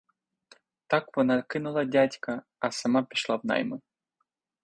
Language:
Ukrainian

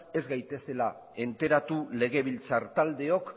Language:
Basque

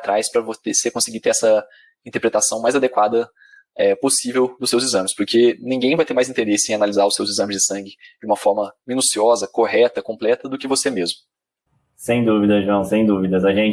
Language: Portuguese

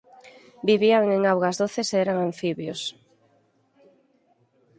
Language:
Galician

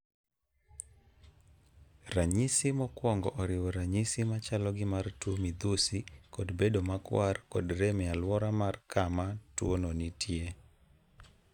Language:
Luo (Kenya and Tanzania)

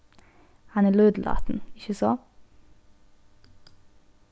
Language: Faroese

